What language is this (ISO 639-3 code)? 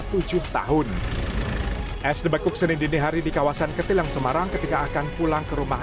ind